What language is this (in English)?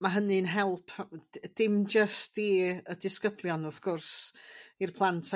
Welsh